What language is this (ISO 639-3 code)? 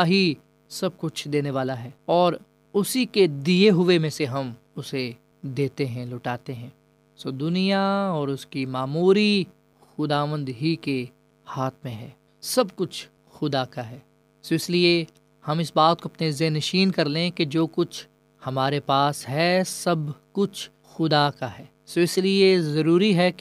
urd